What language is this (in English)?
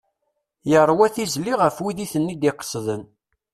Kabyle